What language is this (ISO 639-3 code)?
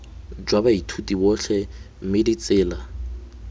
tsn